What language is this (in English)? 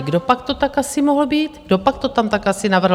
Czech